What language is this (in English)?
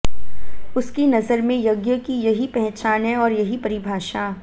Hindi